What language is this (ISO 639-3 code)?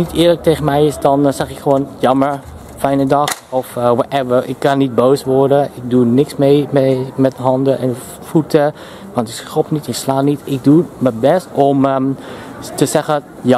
nld